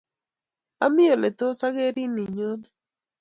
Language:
Kalenjin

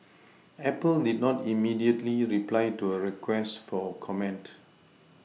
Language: English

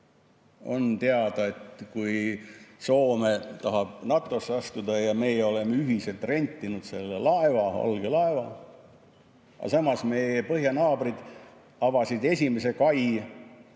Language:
Estonian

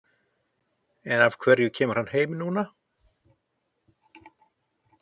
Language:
Icelandic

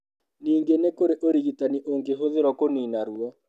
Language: Kikuyu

